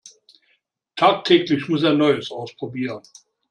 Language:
German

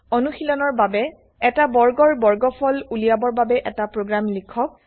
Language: Assamese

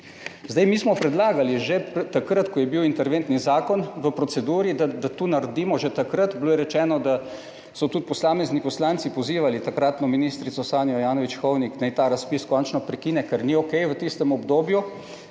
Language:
Slovenian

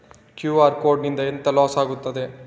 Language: Kannada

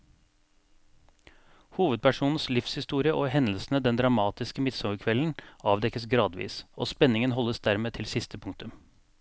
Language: Norwegian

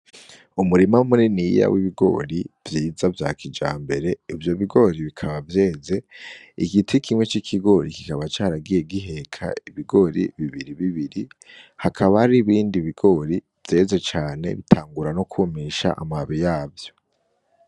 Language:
Rundi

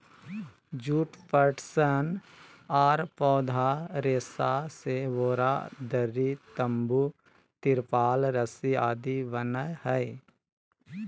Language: Magahi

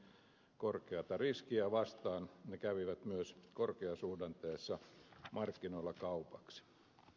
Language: Finnish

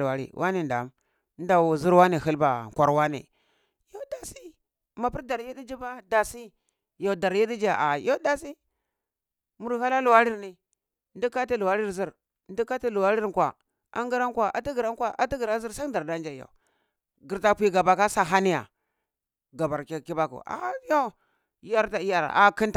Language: Cibak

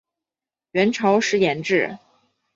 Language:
Chinese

